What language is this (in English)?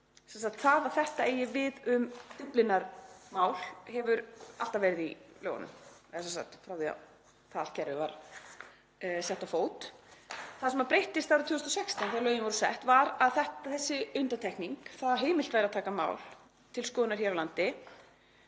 Icelandic